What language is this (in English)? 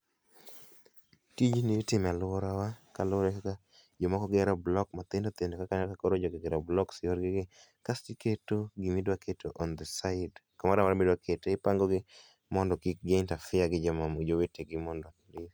Luo (Kenya and Tanzania)